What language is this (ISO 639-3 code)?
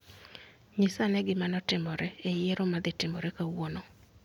luo